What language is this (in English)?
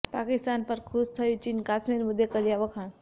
Gujarati